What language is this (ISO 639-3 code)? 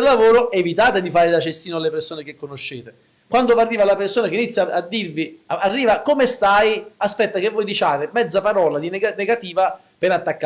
ita